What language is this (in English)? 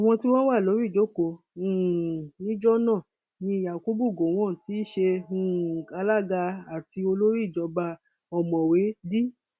Yoruba